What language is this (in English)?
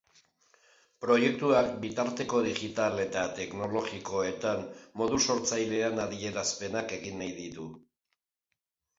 Basque